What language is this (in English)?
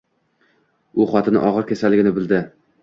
Uzbek